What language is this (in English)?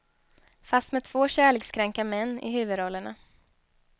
Swedish